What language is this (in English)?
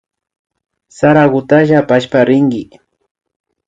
Imbabura Highland Quichua